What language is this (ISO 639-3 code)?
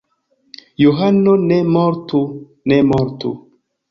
epo